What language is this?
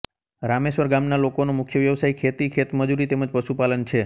Gujarati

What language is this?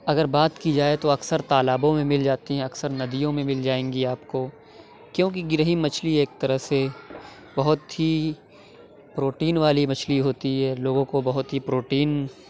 Urdu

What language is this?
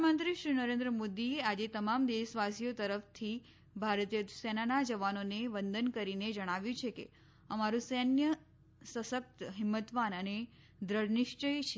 Gujarati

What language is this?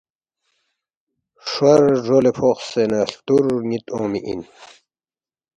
Balti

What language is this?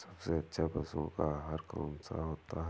Hindi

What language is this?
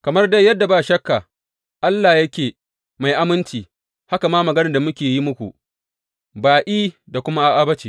Hausa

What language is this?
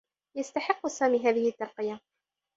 Arabic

